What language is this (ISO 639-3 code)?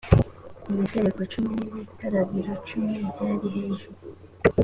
kin